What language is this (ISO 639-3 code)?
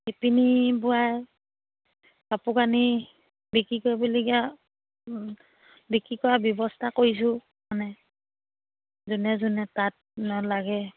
asm